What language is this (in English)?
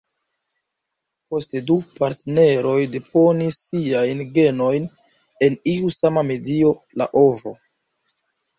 Esperanto